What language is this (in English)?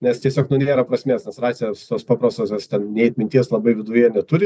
Lithuanian